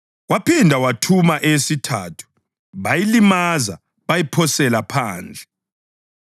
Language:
North Ndebele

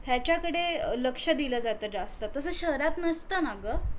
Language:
Marathi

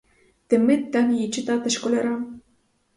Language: Ukrainian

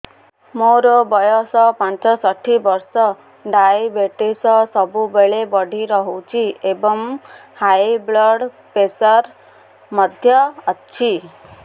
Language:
Odia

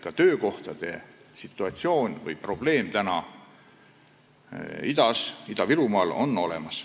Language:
Estonian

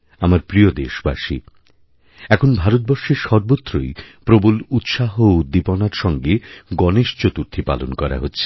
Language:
Bangla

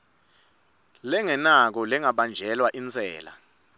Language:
Swati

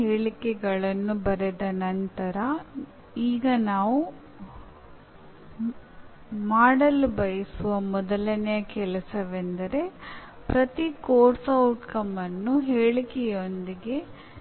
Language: Kannada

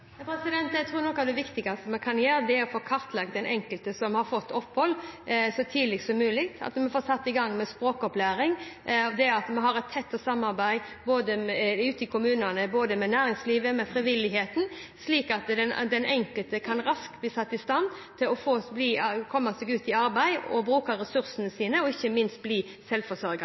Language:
Norwegian Bokmål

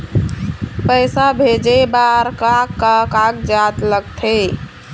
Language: Chhattisgarhi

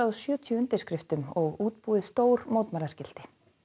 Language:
Icelandic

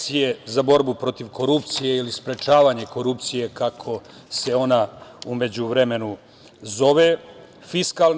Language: Serbian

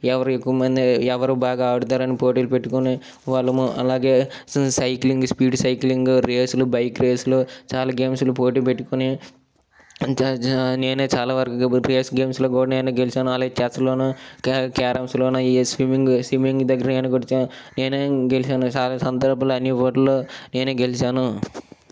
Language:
Telugu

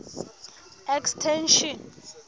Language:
Southern Sotho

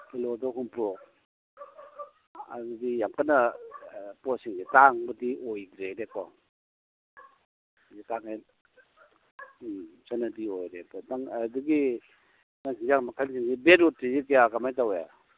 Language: Manipuri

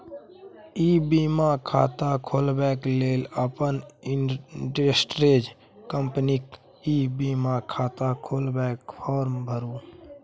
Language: Maithili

